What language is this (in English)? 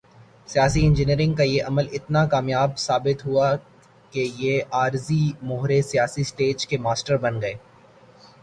Urdu